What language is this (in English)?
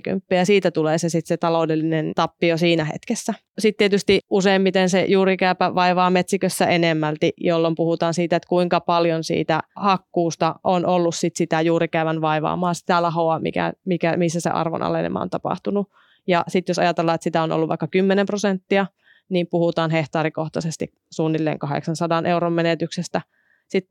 Finnish